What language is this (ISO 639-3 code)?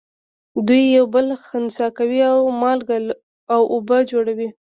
pus